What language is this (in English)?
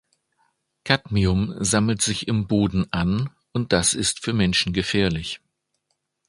German